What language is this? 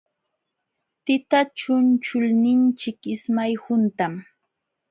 Jauja Wanca Quechua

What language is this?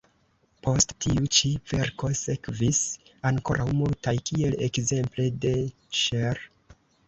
Esperanto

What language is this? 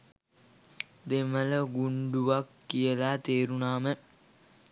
Sinhala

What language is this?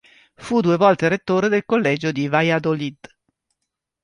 Italian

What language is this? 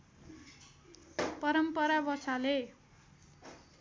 Nepali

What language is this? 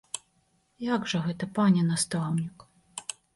Belarusian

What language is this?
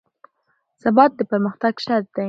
Pashto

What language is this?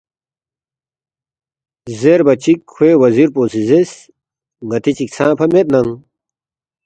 Balti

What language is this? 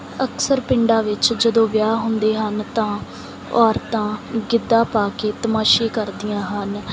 Punjabi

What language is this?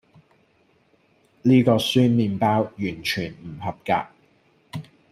Cantonese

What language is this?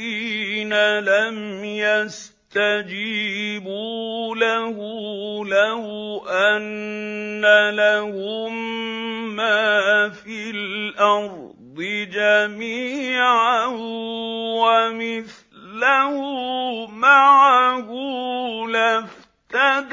Arabic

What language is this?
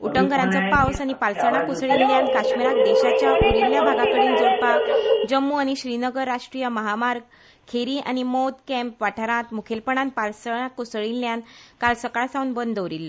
Konkani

